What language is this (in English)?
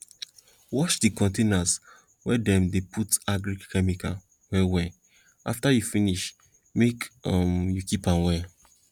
Nigerian Pidgin